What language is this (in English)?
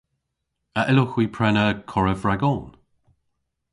Cornish